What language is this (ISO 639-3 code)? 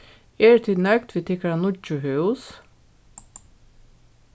fao